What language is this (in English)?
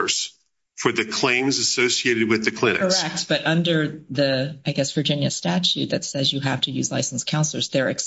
English